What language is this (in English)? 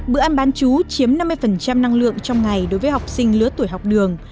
Vietnamese